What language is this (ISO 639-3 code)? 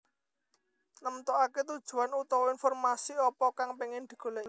jav